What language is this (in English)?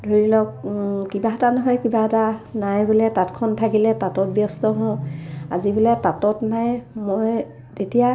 Assamese